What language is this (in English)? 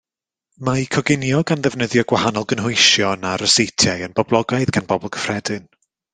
Welsh